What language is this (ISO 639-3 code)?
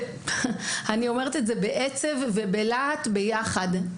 heb